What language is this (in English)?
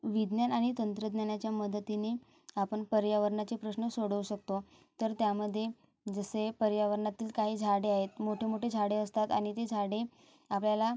Marathi